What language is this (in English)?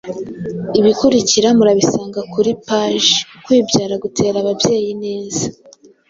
Kinyarwanda